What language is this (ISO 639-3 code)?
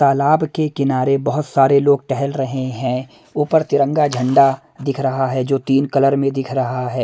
hin